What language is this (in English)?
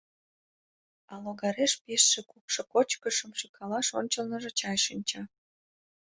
Mari